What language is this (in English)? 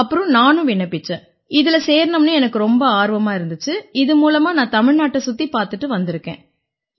Tamil